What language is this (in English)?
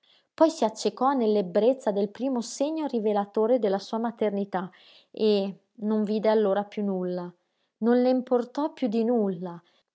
Italian